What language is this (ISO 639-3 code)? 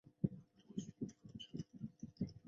zho